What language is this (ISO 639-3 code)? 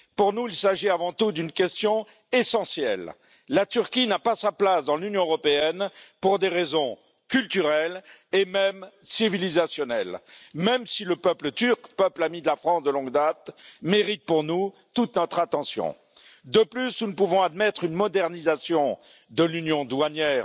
fra